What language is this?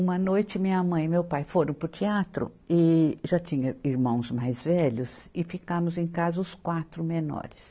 Portuguese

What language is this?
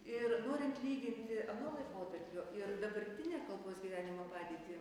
Lithuanian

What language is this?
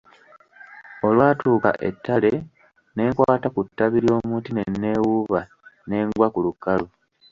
Ganda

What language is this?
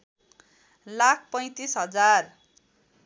Nepali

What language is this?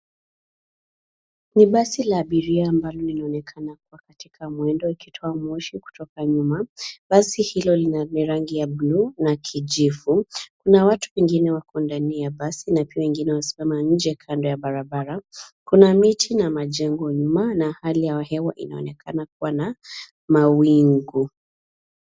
Swahili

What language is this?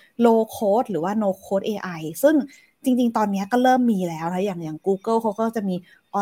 Thai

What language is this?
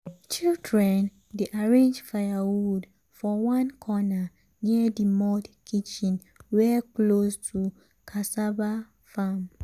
Nigerian Pidgin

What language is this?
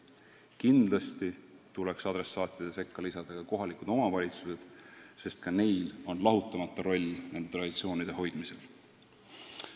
Estonian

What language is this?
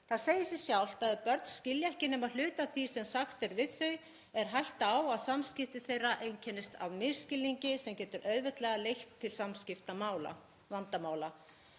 Icelandic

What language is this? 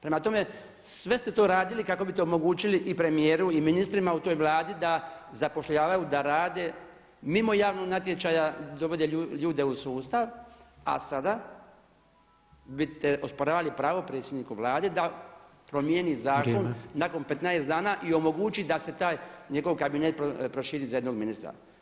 Croatian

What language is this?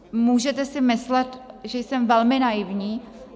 Czech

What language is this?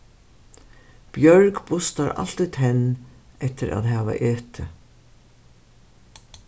Faroese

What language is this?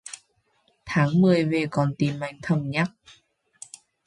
Vietnamese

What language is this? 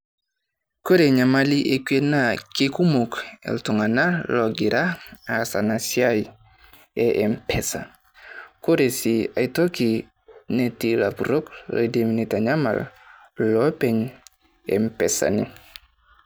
Masai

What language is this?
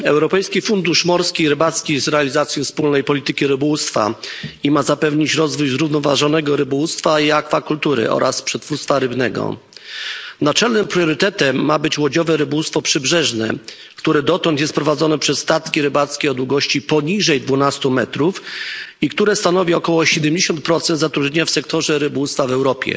Polish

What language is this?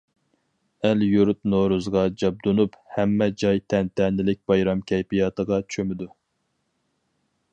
Uyghur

